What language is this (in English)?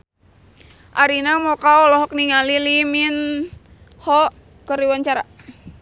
Sundanese